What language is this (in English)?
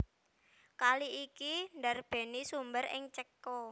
Javanese